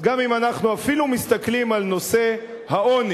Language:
Hebrew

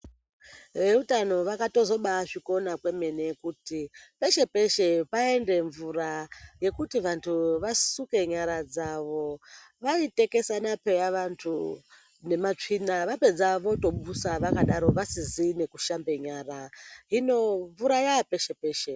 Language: Ndau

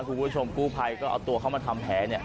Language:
Thai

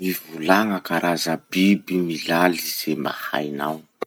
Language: Masikoro Malagasy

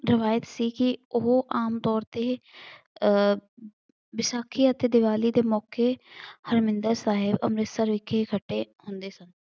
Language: Punjabi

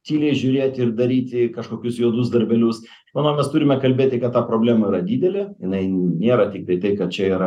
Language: Lithuanian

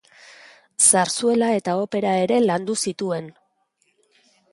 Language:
Basque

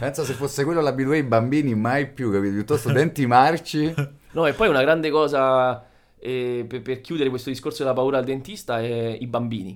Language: Italian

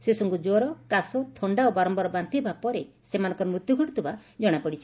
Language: Odia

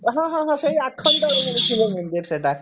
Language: Odia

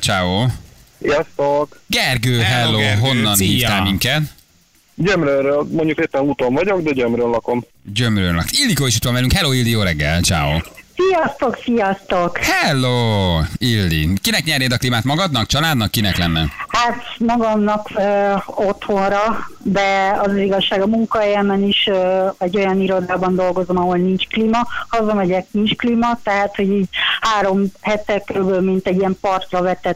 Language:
Hungarian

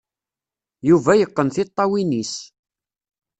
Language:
Kabyle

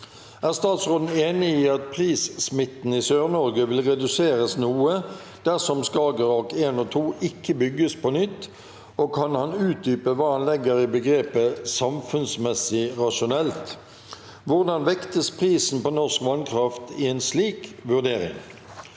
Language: Norwegian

